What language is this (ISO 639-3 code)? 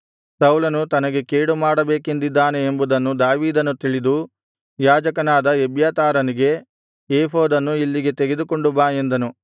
kan